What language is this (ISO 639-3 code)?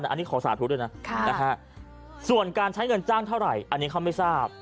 tha